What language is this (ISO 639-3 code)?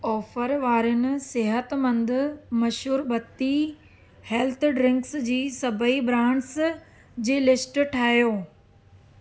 snd